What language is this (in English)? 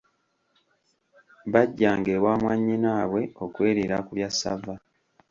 Ganda